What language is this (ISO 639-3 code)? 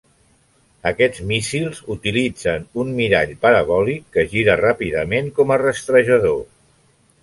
cat